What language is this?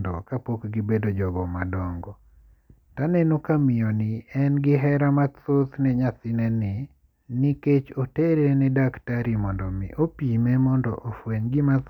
Luo (Kenya and Tanzania)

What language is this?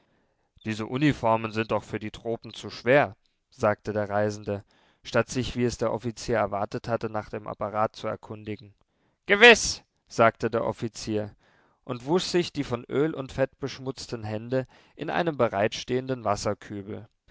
German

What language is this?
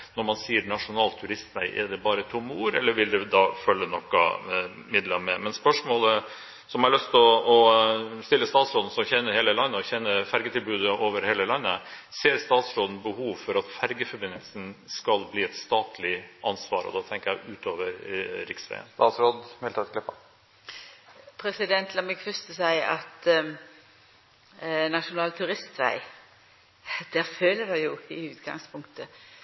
Norwegian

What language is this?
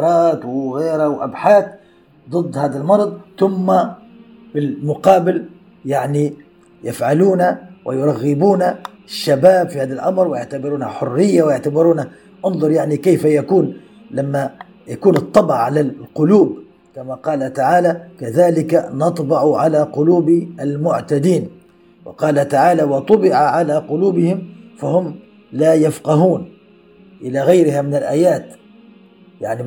Arabic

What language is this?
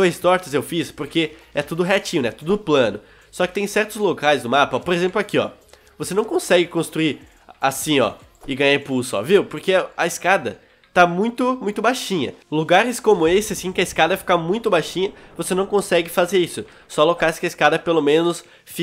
Portuguese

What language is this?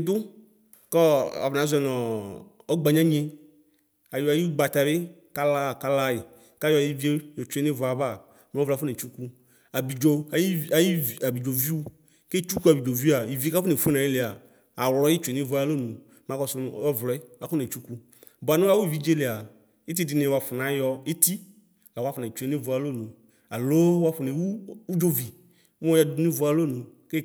Ikposo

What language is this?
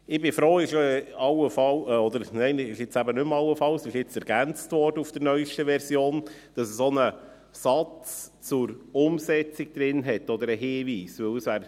Swiss German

